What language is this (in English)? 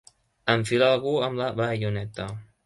Catalan